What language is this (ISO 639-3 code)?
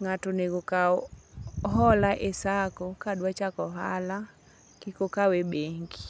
luo